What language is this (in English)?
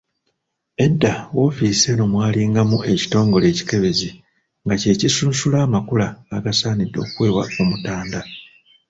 Ganda